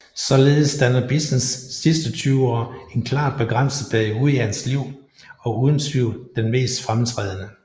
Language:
Danish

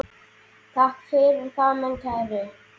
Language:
Icelandic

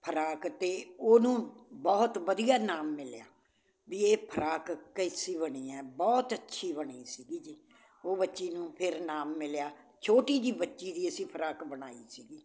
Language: Punjabi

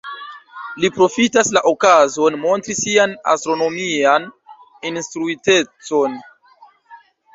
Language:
Esperanto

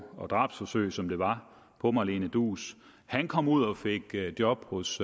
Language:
Danish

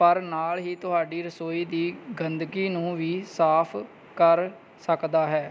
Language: Punjabi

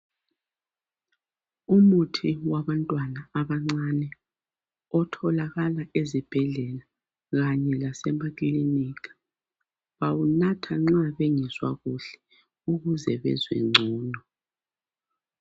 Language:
North Ndebele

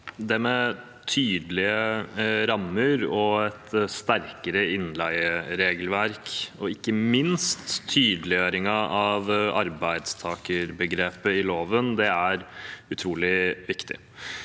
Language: Norwegian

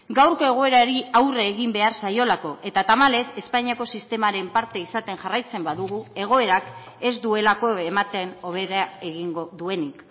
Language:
Basque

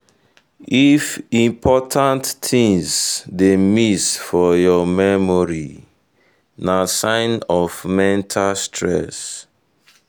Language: Nigerian Pidgin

